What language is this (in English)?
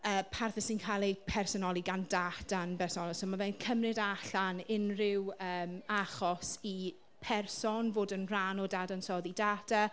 Welsh